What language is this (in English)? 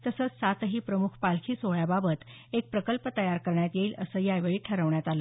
Marathi